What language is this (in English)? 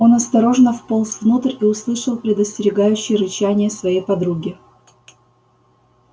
Russian